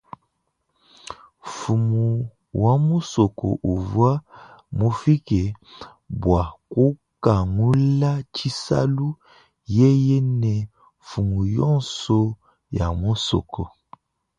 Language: Luba-Lulua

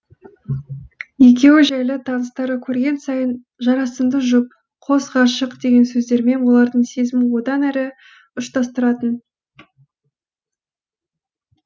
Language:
Kazakh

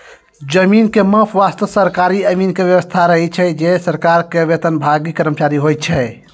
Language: Maithili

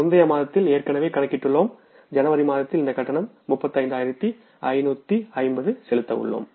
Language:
Tamil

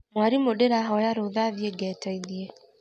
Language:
Kikuyu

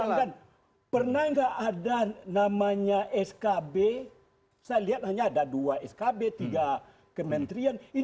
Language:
Indonesian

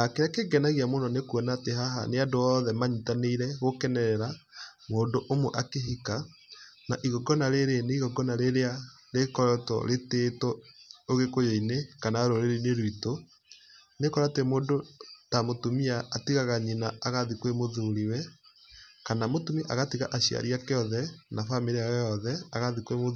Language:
Kikuyu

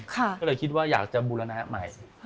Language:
Thai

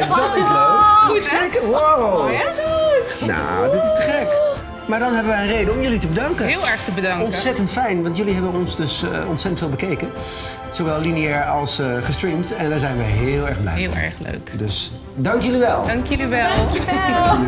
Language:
Dutch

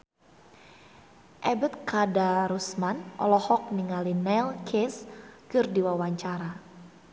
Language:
Sundanese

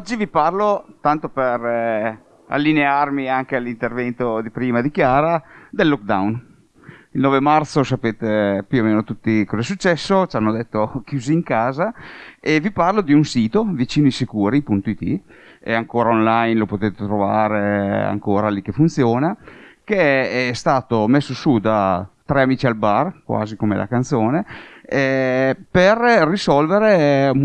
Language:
Italian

